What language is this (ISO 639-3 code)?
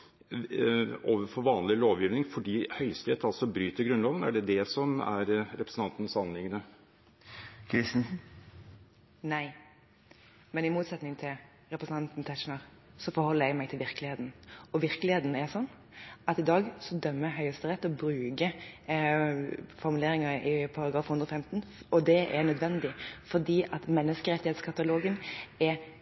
nob